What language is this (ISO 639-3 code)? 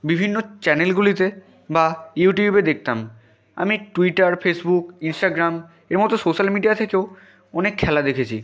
ben